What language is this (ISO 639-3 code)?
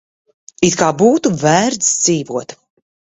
lav